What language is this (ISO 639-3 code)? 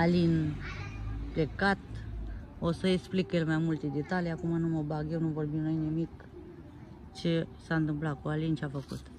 ron